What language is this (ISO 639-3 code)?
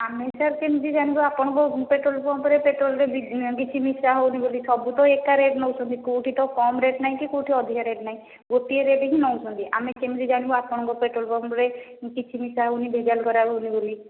ori